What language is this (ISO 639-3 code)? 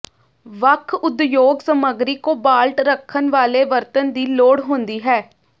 pan